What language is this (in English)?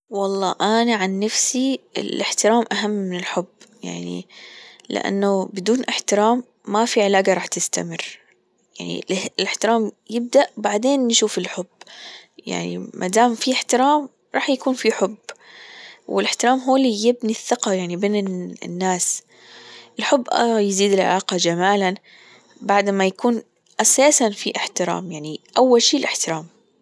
Gulf Arabic